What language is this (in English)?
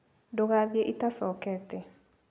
Kikuyu